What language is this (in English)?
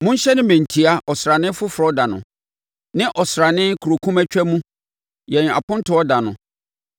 Akan